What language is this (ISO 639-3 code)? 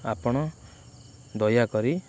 ori